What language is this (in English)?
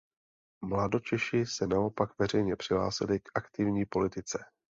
Czech